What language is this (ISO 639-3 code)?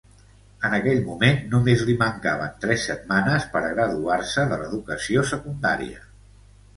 cat